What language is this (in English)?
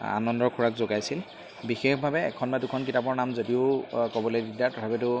Assamese